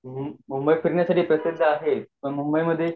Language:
Marathi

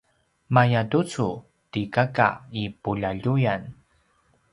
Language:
Paiwan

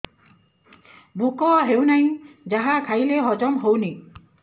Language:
Odia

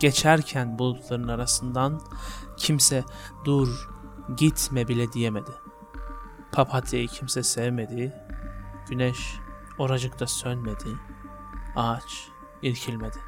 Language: Turkish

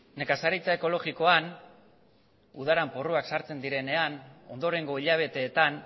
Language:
Basque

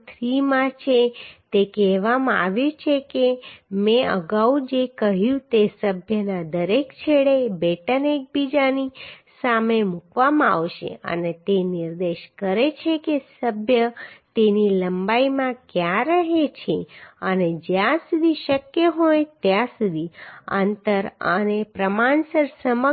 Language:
Gujarati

